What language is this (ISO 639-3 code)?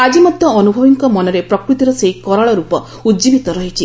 ori